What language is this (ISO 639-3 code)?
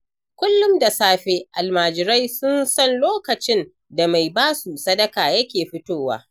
hau